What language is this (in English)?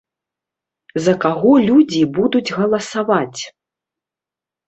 Belarusian